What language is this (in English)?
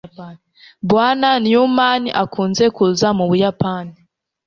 Kinyarwanda